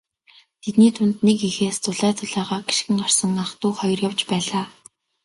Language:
Mongolian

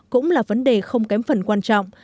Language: Vietnamese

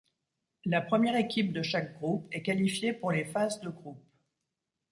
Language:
French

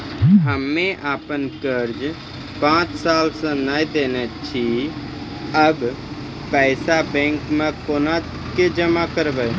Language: Maithili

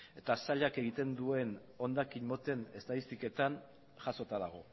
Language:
Basque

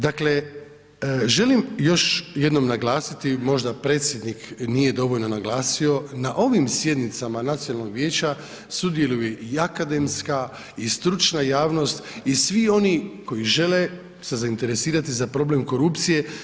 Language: Croatian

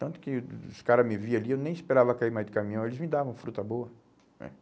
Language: Portuguese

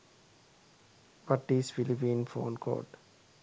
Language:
Sinhala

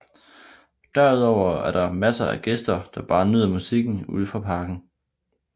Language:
Danish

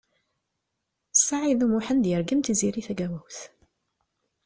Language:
Kabyle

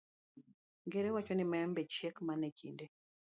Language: Luo (Kenya and Tanzania)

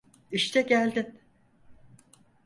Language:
Turkish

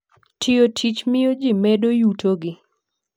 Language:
Luo (Kenya and Tanzania)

